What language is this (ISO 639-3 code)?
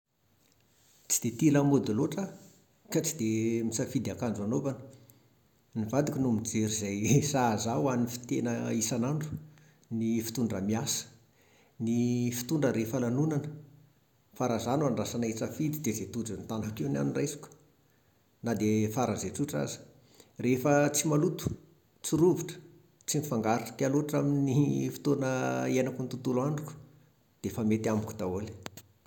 mlg